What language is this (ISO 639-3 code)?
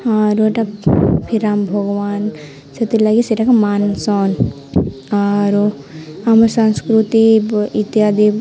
ori